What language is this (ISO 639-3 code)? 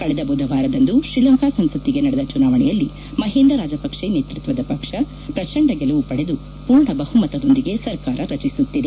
kan